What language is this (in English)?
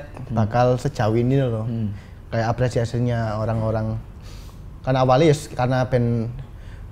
Indonesian